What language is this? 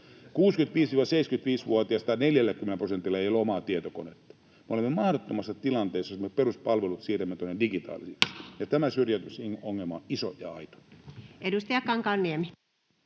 Finnish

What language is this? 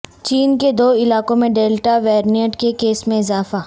Urdu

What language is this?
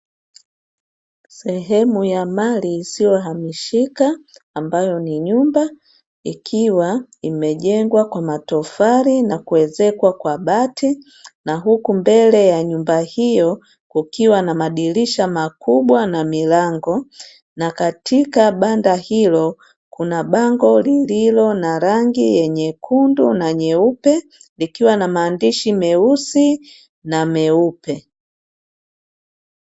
Swahili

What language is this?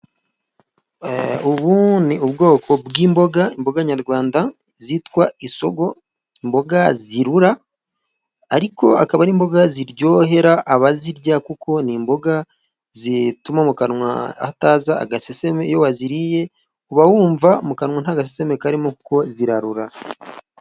Kinyarwanda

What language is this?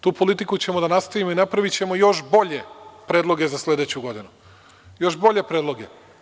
Serbian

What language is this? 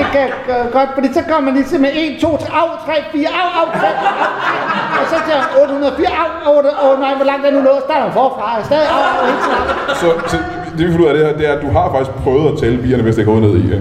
Danish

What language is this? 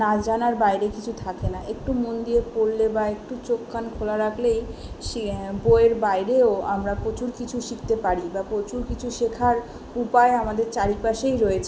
Bangla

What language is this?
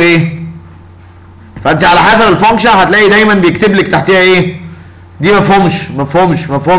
Arabic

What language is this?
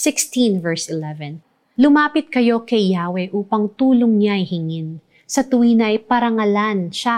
Filipino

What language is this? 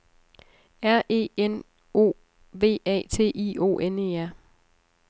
Danish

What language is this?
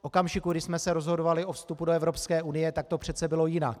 Czech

